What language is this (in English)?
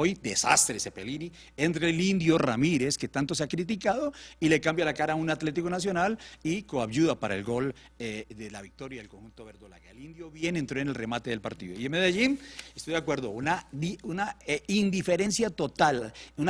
Spanish